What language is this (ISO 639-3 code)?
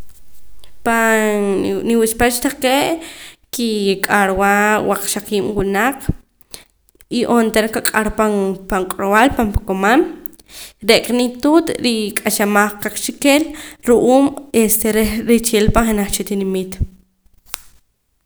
poc